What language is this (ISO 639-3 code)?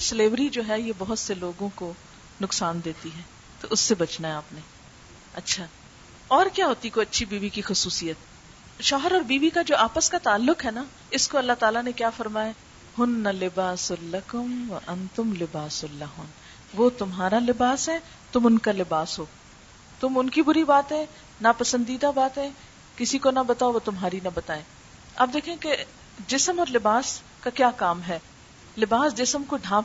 urd